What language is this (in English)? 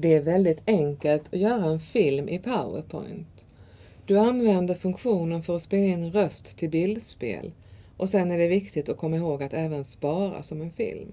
Swedish